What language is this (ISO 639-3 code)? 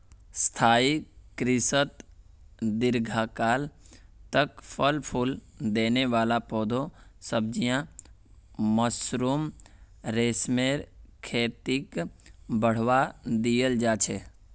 mag